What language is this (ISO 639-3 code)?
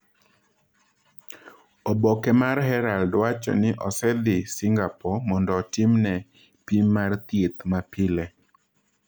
luo